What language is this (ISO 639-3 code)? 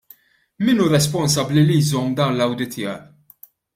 mlt